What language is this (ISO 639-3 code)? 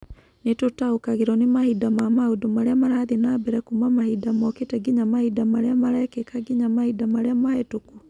kik